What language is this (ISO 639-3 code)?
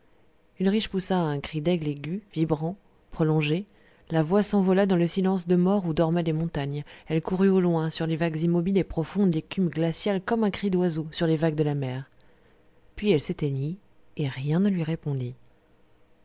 fra